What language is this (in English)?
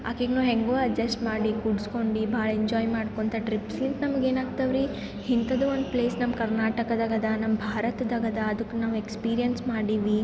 Kannada